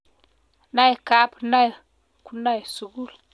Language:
Kalenjin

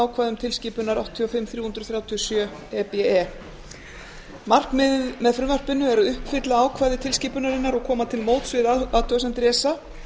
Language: Icelandic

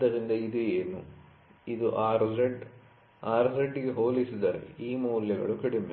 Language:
Kannada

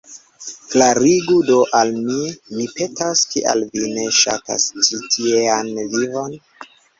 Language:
Esperanto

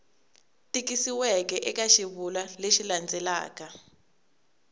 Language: Tsonga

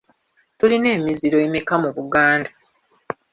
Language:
Ganda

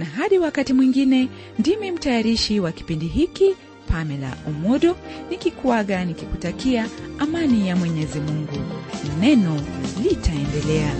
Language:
Swahili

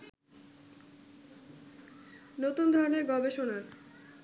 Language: Bangla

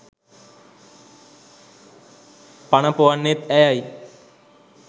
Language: Sinhala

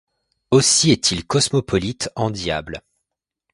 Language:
French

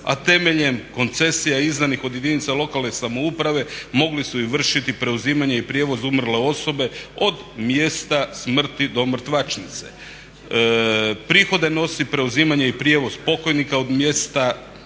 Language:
Croatian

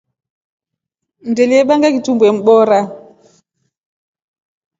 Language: Rombo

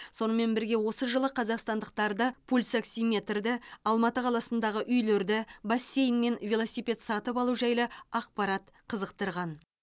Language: Kazakh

